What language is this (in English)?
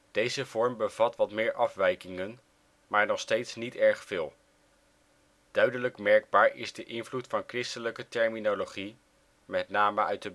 Dutch